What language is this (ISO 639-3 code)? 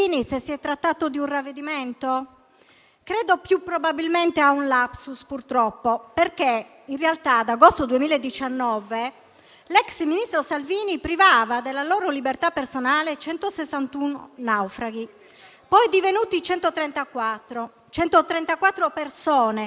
ita